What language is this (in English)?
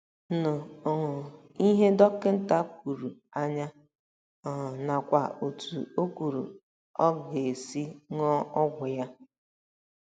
Igbo